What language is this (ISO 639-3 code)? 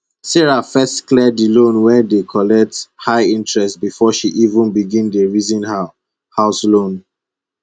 pcm